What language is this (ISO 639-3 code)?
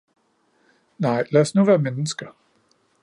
dan